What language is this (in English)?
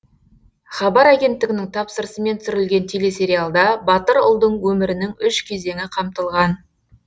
Kazakh